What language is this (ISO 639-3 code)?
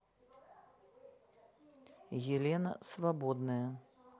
rus